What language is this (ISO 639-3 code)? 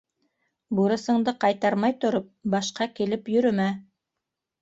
bak